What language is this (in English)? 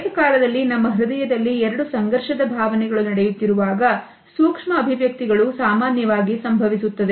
Kannada